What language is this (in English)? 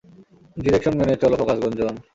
Bangla